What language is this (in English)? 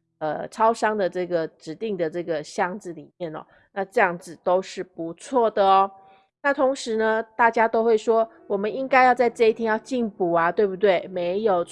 Chinese